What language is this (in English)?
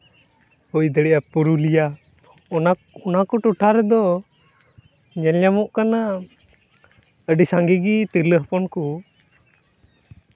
Santali